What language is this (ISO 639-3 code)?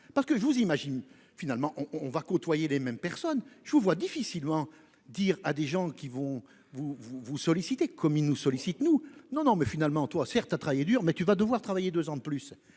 fra